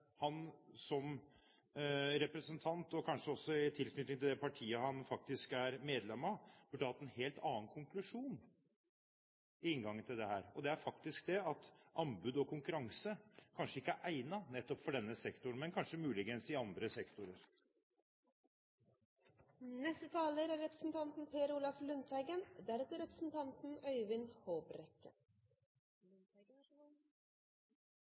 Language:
Norwegian Bokmål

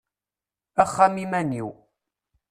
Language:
Kabyle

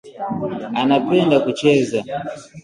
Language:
Swahili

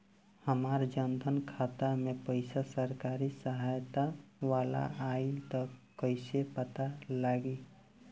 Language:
Bhojpuri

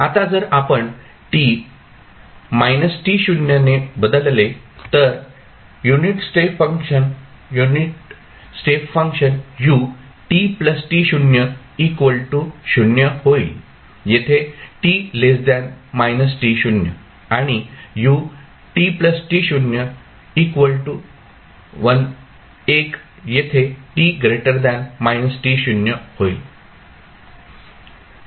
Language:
Marathi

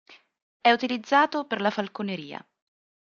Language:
Italian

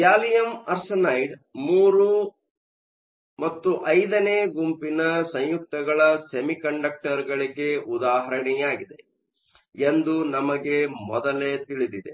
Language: Kannada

